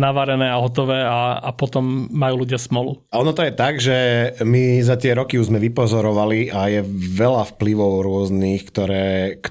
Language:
Slovak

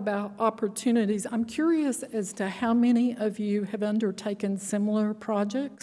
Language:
English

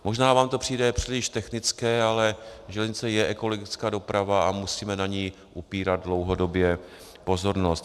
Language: Czech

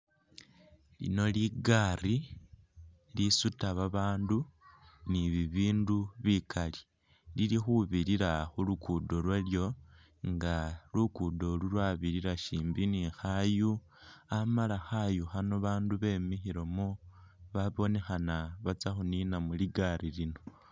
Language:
Masaaba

